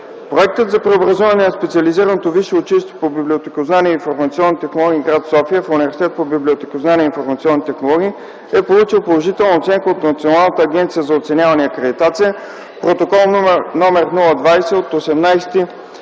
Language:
Bulgarian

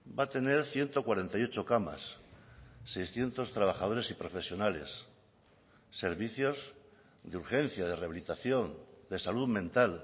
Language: Spanish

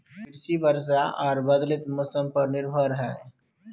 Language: Maithili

